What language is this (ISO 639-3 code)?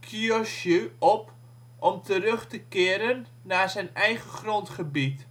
nld